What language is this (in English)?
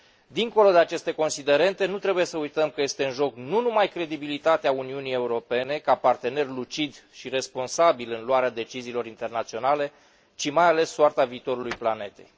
Romanian